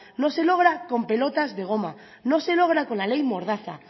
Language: Spanish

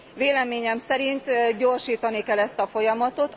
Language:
Hungarian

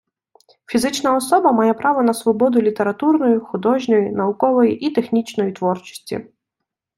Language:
Ukrainian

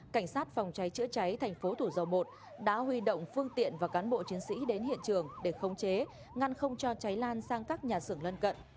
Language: Vietnamese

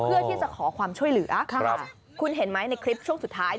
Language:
Thai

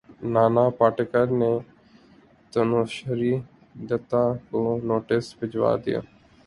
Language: Urdu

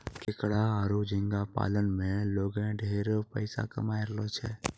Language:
Maithili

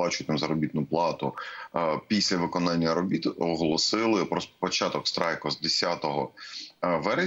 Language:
Russian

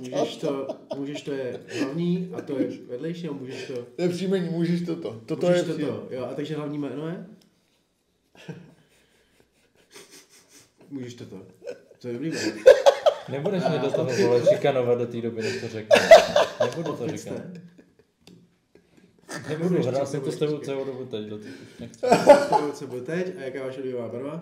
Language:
Czech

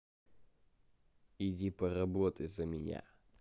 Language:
Russian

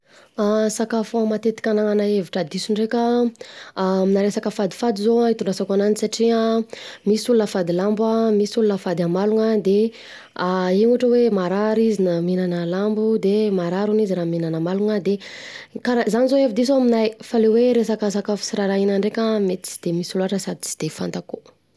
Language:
Southern Betsimisaraka Malagasy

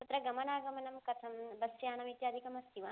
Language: Sanskrit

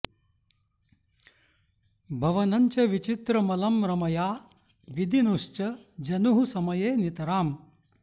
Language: Sanskrit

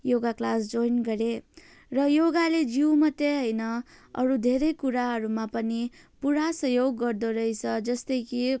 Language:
Nepali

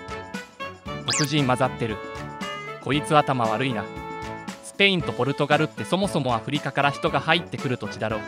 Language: Japanese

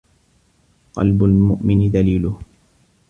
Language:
Arabic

